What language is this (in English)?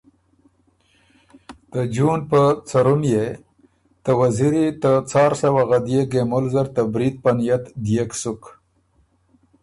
Ormuri